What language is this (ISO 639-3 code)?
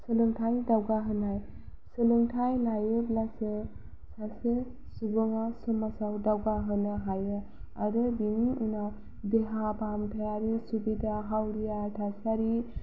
brx